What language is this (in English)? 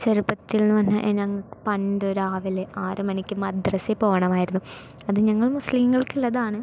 Malayalam